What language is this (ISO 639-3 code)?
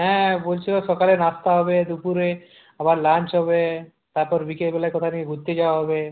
ben